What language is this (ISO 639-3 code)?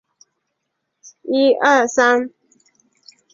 zho